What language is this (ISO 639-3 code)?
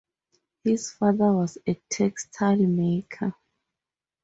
eng